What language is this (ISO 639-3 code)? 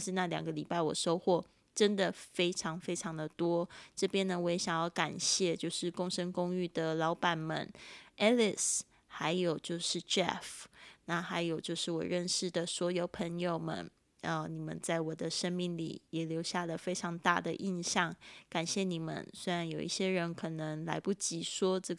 zho